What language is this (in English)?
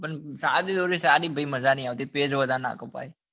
Gujarati